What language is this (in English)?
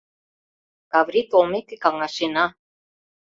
Mari